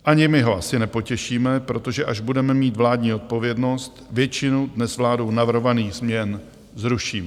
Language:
Czech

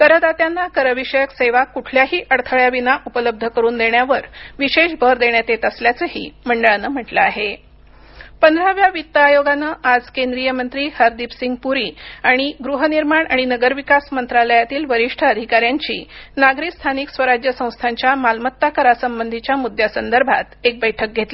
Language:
Marathi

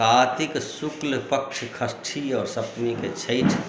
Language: Maithili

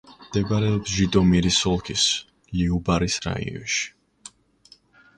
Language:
Georgian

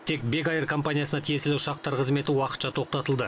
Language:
Kazakh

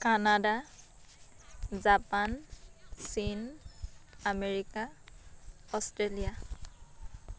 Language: Assamese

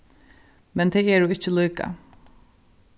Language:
Faroese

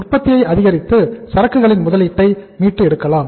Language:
Tamil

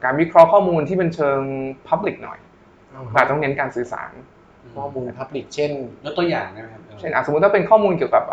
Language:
Thai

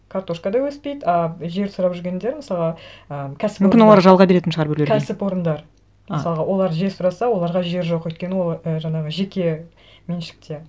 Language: Kazakh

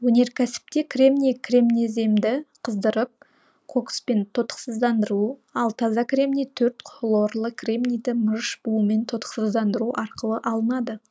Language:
Kazakh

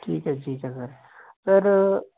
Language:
Punjabi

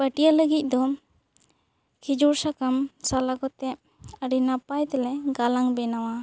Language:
Santali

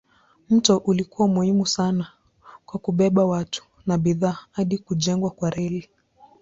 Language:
Swahili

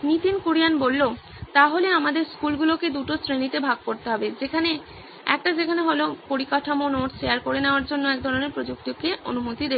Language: Bangla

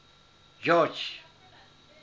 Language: Southern Sotho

